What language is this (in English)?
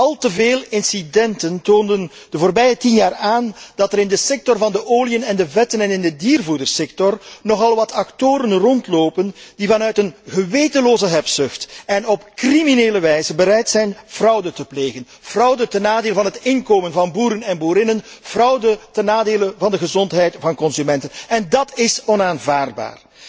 Dutch